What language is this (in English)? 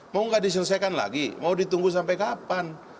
Indonesian